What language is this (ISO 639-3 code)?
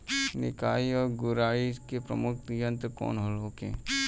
bho